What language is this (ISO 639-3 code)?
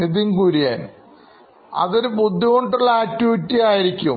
mal